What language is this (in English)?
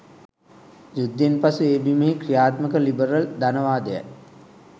Sinhala